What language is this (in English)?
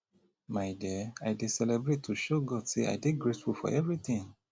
Nigerian Pidgin